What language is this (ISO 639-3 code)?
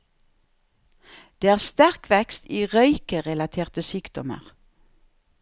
nor